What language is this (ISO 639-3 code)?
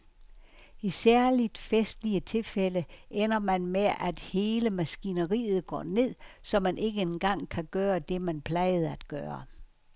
dan